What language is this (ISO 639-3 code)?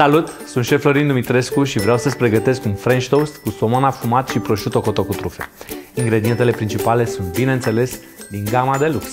ron